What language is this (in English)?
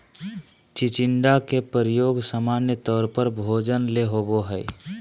Magahi